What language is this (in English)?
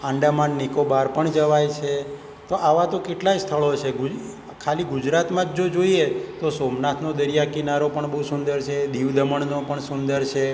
Gujarati